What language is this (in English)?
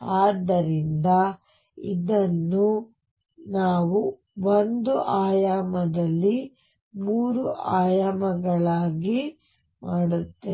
Kannada